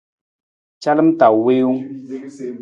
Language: Nawdm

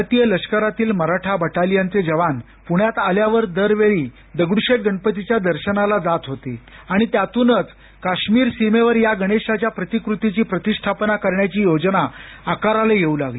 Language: Marathi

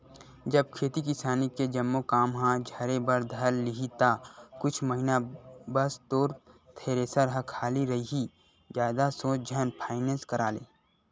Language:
Chhattisgarhi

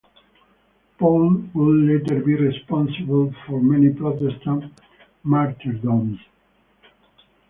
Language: English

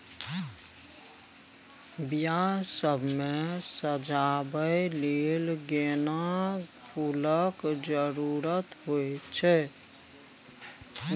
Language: Maithili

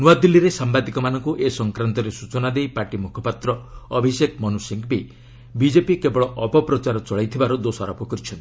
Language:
Odia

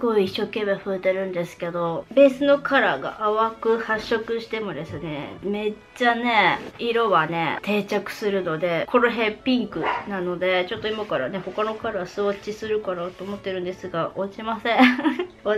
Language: Japanese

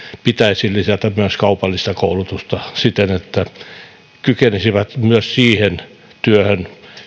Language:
Finnish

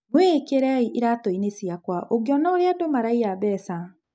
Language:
Kikuyu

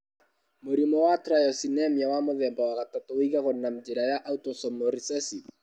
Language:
Kikuyu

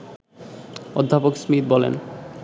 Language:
Bangla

